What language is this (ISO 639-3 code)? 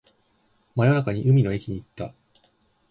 jpn